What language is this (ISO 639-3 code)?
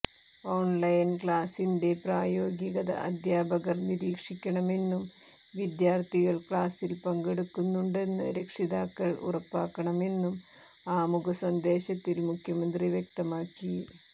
mal